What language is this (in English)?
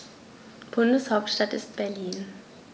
German